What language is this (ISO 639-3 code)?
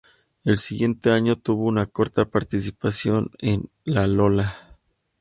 spa